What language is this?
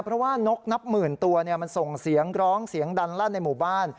Thai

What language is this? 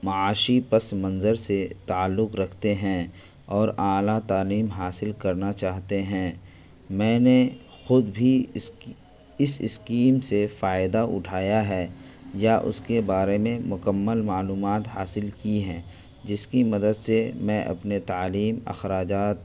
Urdu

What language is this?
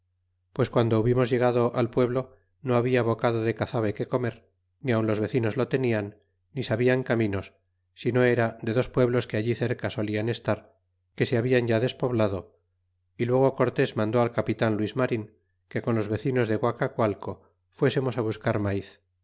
Spanish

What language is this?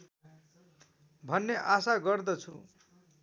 Nepali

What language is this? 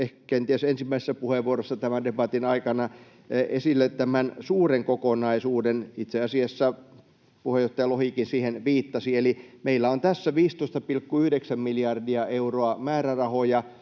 Finnish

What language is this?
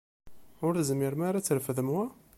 Kabyle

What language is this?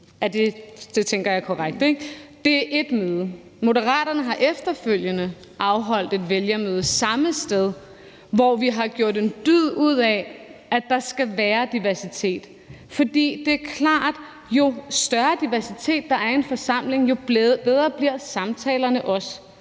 Danish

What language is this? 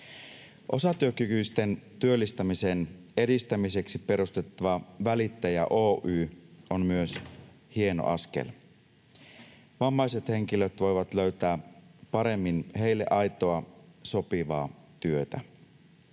Finnish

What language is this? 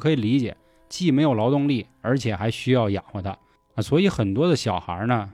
Chinese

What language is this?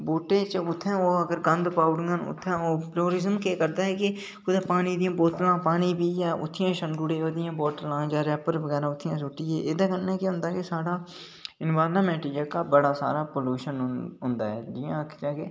Dogri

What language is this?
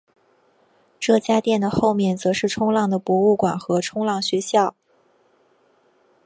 Chinese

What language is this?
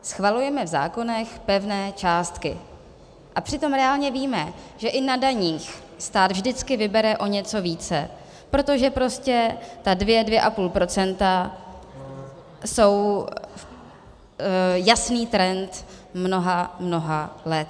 Czech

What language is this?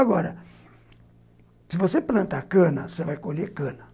Portuguese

